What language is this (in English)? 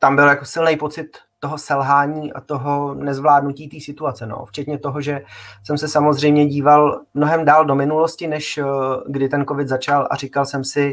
Czech